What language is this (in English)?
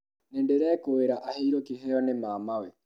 Kikuyu